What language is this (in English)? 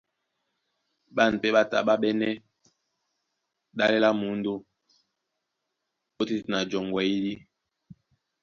Duala